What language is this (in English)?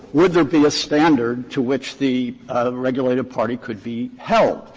English